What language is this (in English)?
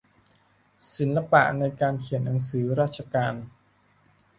Thai